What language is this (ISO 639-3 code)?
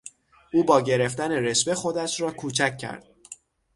fas